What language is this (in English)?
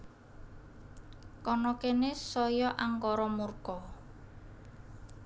Javanese